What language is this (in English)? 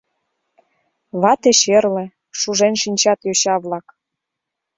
Mari